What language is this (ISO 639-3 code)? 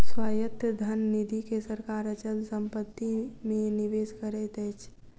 mai